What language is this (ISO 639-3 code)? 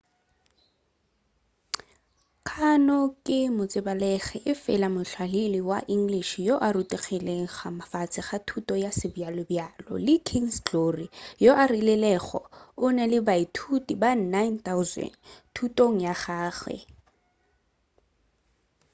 nso